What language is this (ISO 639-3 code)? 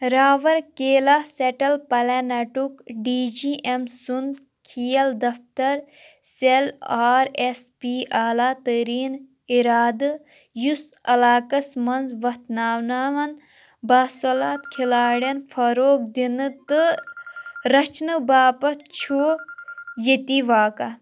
kas